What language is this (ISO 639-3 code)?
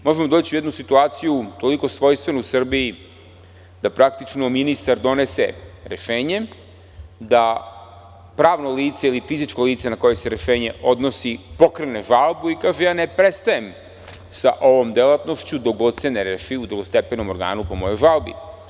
srp